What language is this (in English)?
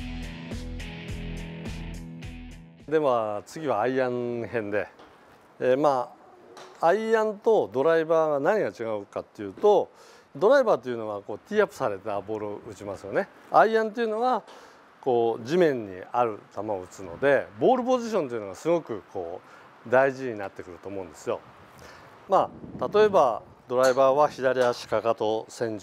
Japanese